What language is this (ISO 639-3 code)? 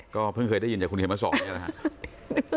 tha